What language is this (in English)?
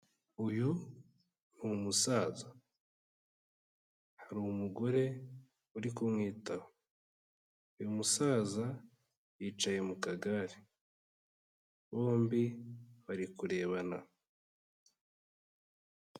Kinyarwanda